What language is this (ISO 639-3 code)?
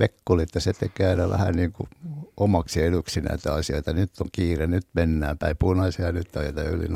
fin